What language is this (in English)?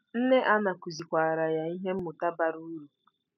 Igbo